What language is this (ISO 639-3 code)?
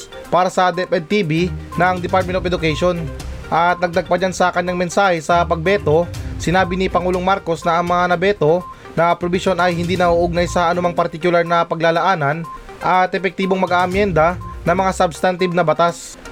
fil